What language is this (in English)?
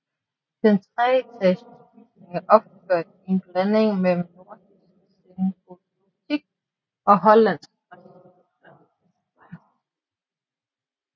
Danish